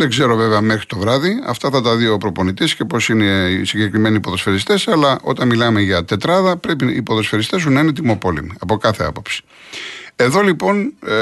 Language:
Greek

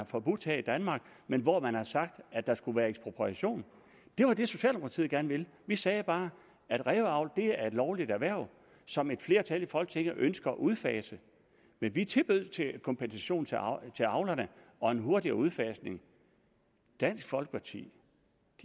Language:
Danish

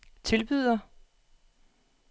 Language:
Danish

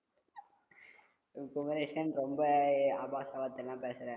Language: Tamil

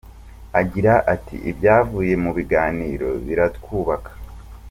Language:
Kinyarwanda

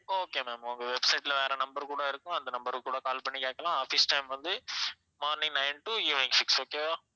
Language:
Tamil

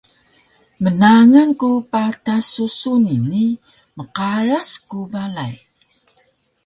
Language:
Taroko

